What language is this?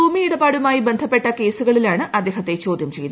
Malayalam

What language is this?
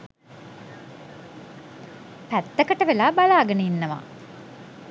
Sinhala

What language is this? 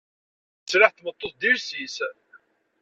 Kabyle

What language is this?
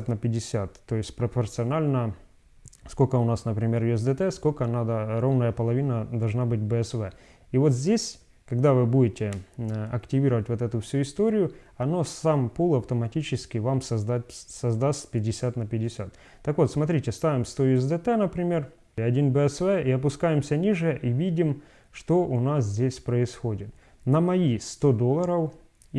Russian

